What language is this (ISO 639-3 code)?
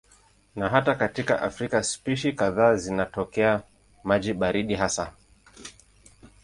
swa